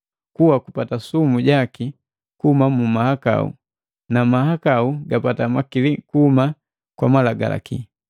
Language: Matengo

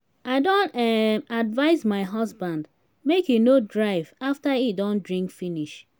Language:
Nigerian Pidgin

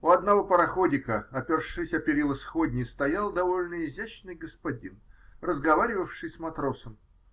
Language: Russian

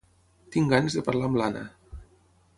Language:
Catalan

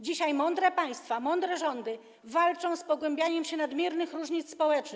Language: Polish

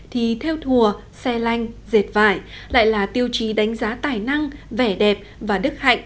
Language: Vietnamese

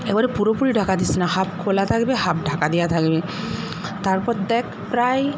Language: Bangla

